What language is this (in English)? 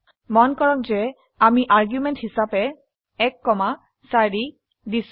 Assamese